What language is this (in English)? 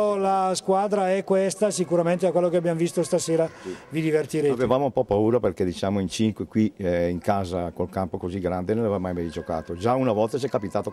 Italian